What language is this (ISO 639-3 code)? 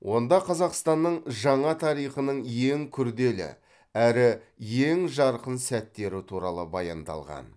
kaz